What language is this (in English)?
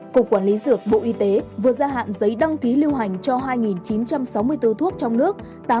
Vietnamese